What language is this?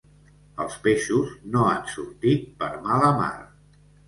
Catalan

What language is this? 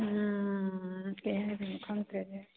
Manipuri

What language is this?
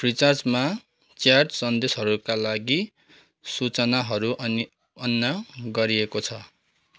Nepali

